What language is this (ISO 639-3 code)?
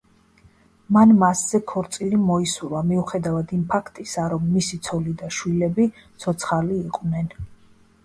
kat